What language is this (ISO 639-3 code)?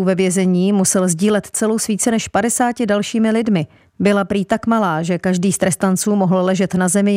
ces